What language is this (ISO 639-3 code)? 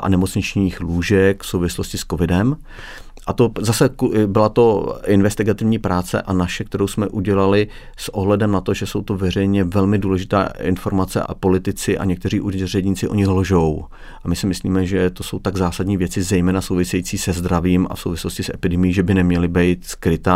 ces